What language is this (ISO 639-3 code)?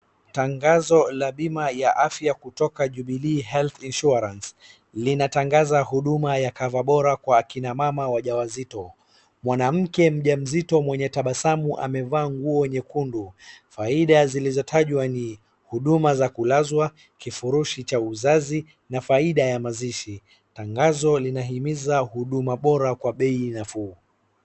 swa